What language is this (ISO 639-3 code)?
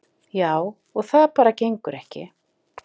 isl